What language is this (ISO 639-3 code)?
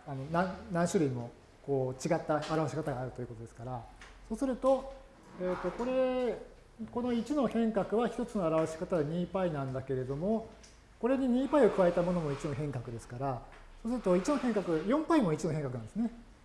jpn